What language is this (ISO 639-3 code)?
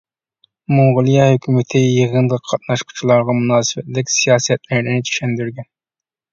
uig